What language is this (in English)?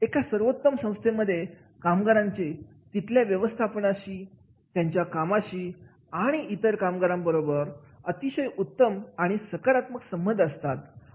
Marathi